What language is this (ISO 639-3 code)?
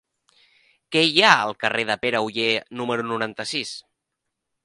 cat